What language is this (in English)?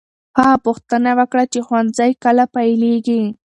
Pashto